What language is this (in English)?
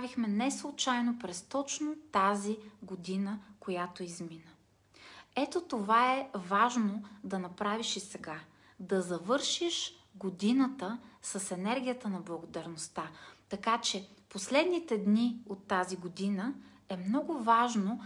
Bulgarian